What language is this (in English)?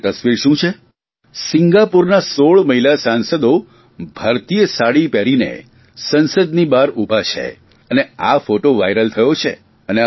Gujarati